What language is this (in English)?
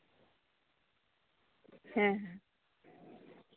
Santali